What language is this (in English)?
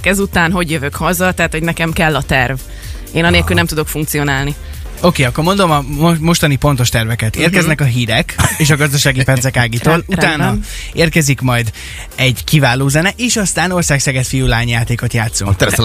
Hungarian